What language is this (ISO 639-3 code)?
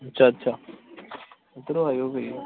pan